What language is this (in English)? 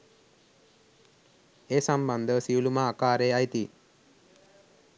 Sinhala